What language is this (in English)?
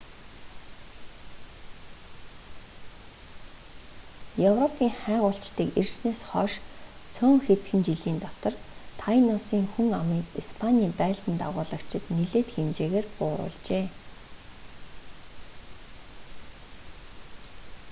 Mongolian